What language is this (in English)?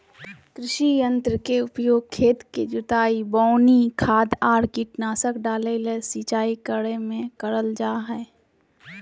Magahi